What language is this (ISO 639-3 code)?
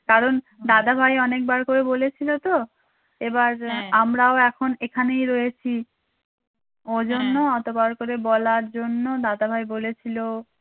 ben